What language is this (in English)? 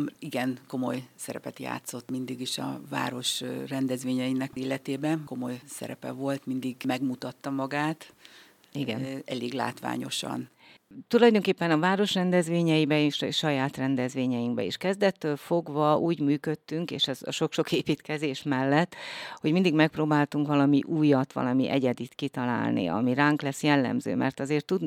Hungarian